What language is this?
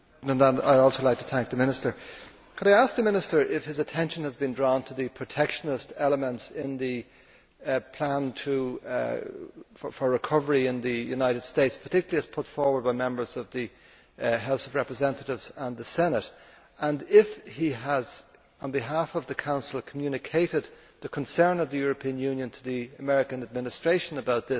English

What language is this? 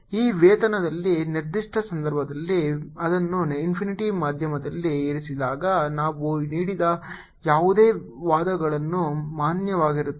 Kannada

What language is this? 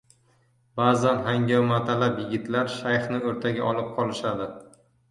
Uzbek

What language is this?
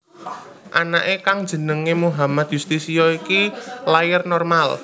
Javanese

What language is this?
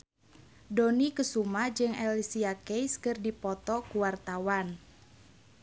Sundanese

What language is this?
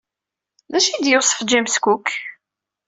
Kabyle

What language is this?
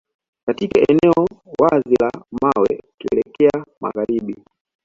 Swahili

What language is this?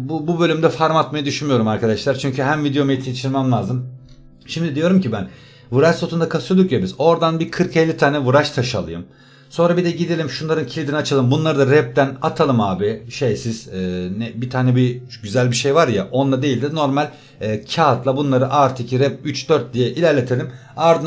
Turkish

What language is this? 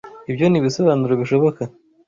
Kinyarwanda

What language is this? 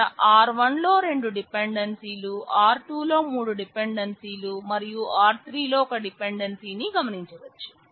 Telugu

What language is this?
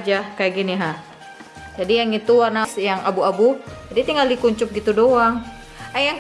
Indonesian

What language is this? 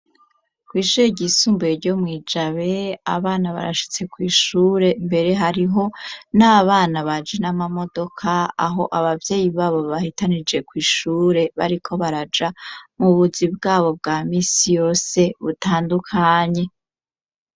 Rundi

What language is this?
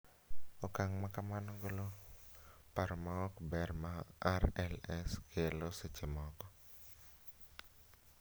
Luo (Kenya and Tanzania)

